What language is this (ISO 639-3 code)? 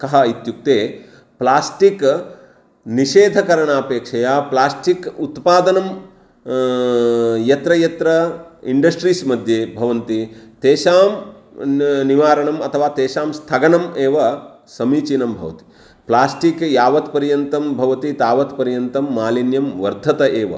san